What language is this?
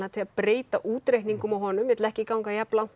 Icelandic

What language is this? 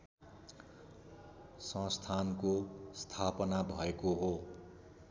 Nepali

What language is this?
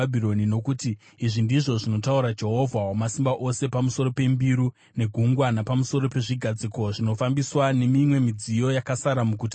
Shona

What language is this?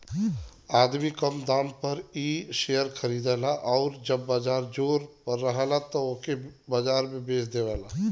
Bhojpuri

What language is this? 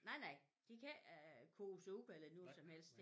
Danish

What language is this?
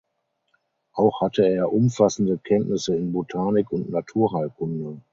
German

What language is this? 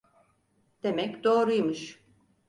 Turkish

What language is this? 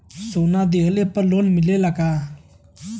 Bhojpuri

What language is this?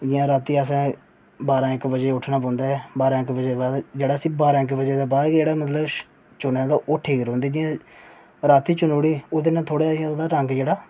Dogri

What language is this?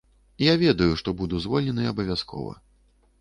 Belarusian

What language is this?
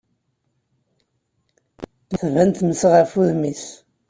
Kabyle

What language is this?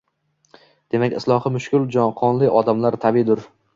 Uzbek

